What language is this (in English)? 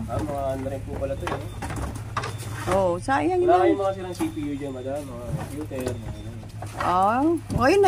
Filipino